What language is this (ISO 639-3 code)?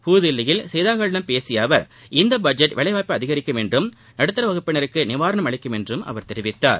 tam